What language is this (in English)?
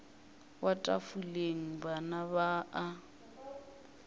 Northern Sotho